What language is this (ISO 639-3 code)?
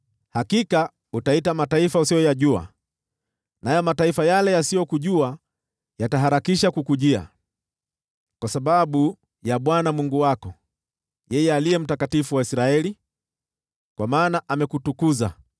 swa